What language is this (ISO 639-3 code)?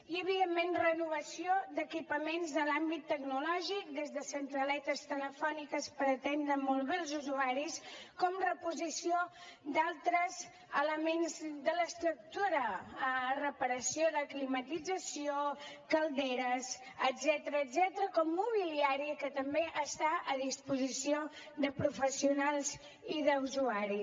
cat